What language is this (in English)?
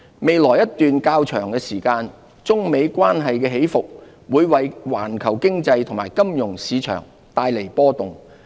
Cantonese